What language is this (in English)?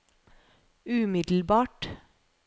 Norwegian